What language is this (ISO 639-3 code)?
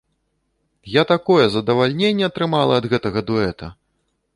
bel